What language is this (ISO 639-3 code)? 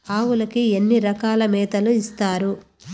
tel